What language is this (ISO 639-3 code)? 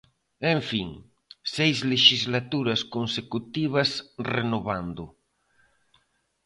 glg